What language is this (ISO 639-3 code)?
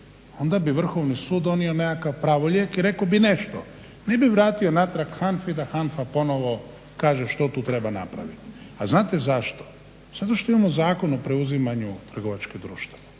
hrv